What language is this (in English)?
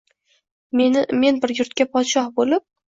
Uzbek